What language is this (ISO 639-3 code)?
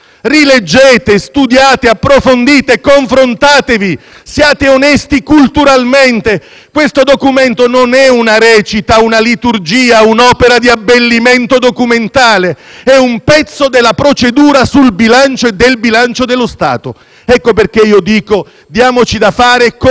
ita